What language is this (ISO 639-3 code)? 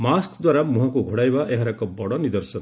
ori